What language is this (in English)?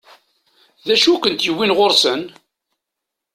Kabyle